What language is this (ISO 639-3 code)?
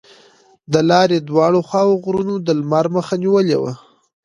pus